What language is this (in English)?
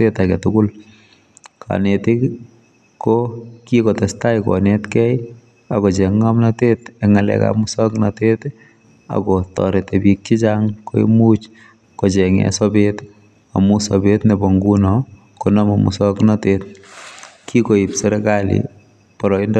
Kalenjin